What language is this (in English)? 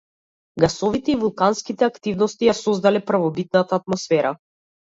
Macedonian